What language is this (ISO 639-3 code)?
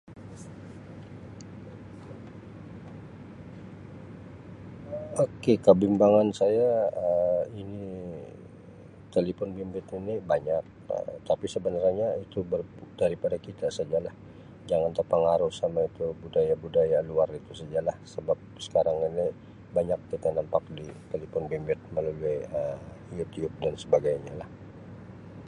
msi